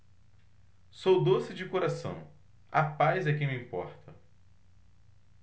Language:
Portuguese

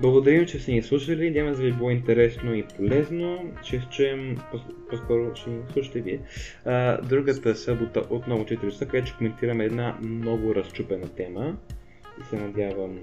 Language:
Bulgarian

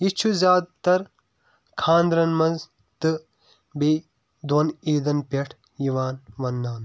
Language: Kashmiri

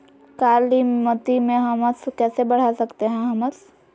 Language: Magahi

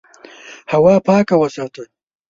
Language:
Pashto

